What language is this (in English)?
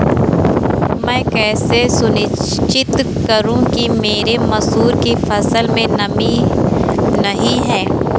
Hindi